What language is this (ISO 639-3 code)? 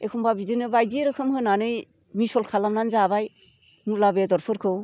brx